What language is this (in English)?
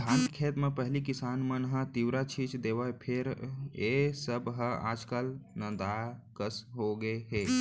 Chhattisgarhi